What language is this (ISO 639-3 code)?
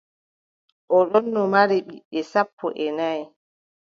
fub